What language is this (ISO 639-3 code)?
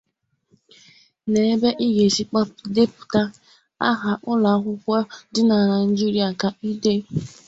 ibo